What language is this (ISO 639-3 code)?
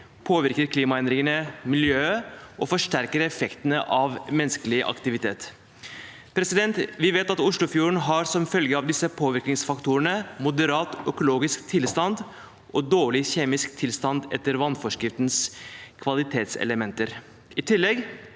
nor